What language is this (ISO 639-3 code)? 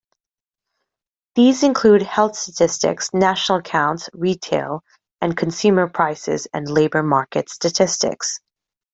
eng